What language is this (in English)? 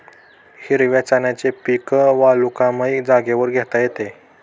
Marathi